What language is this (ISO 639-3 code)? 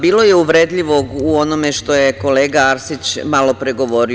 srp